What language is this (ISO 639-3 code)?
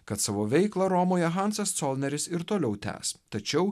lit